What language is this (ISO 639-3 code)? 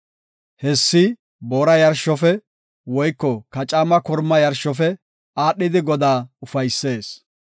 gof